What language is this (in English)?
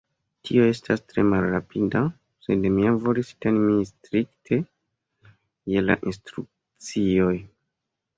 Esperanto